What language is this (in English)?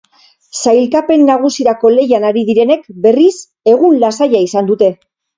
Basque